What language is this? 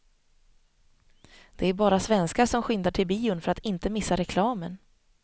Swedish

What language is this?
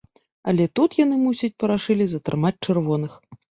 Belarusian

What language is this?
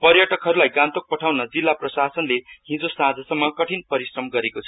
Nepali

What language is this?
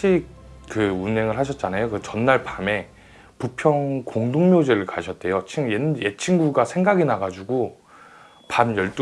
Korean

